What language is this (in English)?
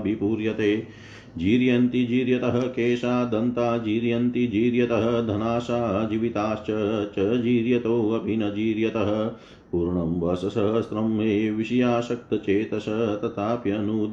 Hindi